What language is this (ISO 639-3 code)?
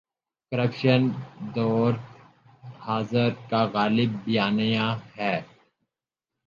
urd